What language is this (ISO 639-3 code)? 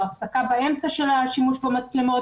heb